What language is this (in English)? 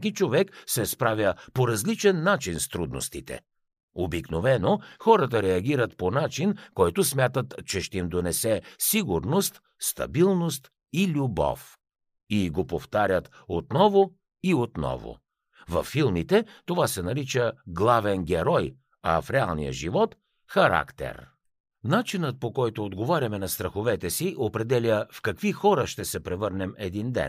Bulgarian